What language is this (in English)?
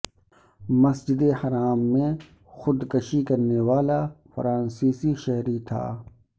Urdu